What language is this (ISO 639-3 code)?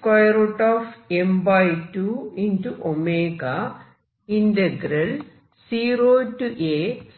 mal